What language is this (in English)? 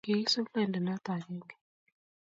Kalenjin